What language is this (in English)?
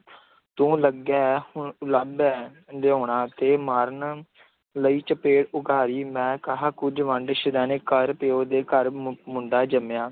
Punjabi